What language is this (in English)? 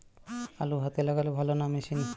Bangla